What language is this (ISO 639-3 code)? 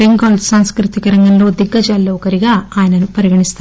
tel